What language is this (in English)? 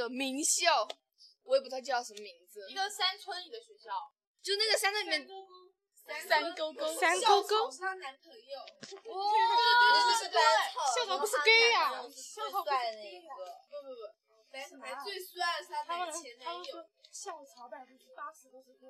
Chinese